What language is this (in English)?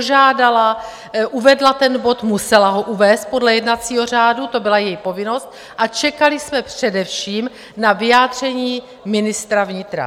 Czech